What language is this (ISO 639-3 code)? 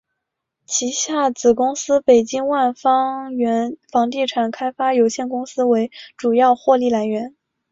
zho